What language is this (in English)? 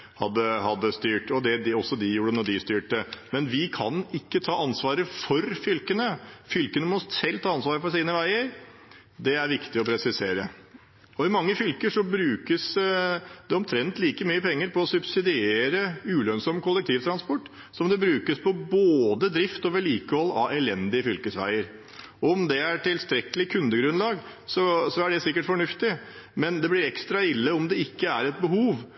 Norwegian Bokmål